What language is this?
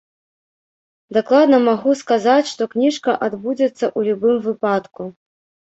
Belarusian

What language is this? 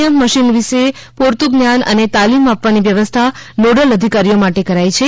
Gujarati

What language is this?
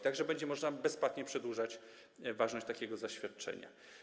Polish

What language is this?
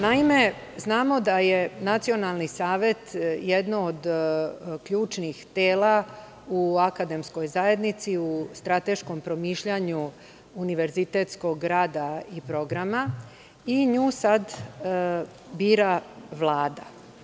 Serbian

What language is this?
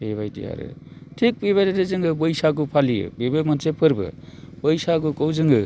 Bodo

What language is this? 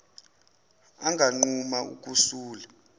Zulu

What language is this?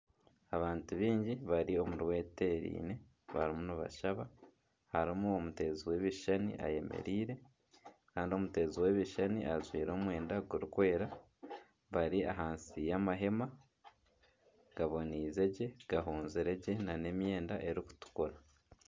Nyankole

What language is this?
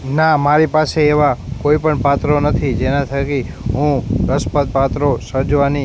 Gujarati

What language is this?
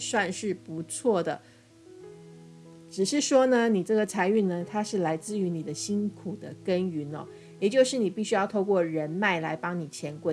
Chinese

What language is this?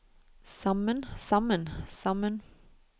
Norwegian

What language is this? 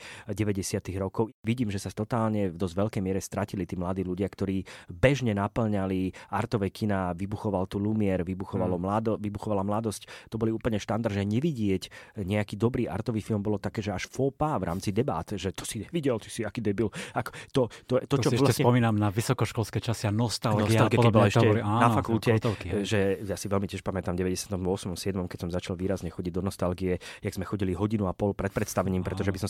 Slovak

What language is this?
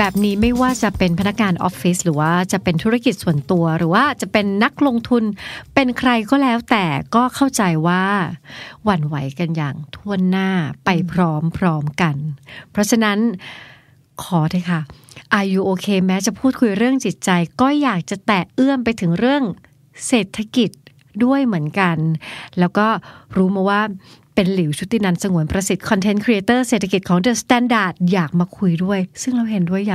Thai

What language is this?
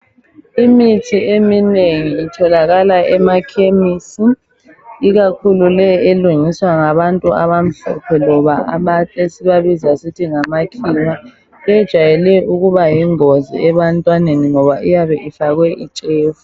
North Ndebele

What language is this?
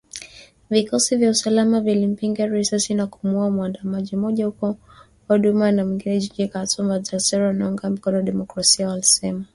Swahili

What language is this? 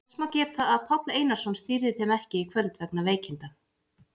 Icelandic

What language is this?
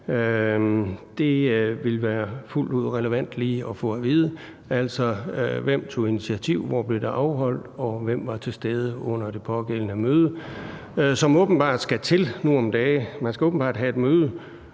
Danish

